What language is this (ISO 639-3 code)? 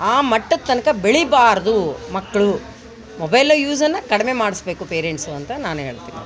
kan